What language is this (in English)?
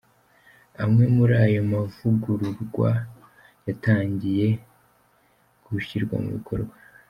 Kinyarwanda